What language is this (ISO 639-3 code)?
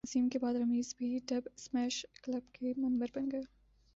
urd